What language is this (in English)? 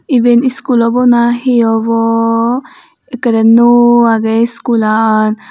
Chakma